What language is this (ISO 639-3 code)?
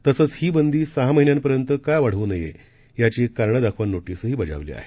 mar